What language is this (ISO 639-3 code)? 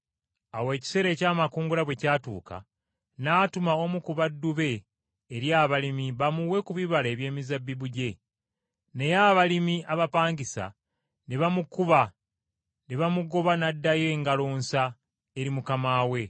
lug